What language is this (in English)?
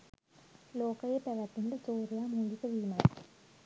Sinhala